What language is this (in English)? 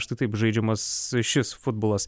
Lithuanian